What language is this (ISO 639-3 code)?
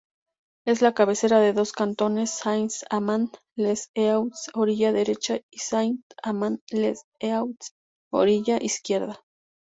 spa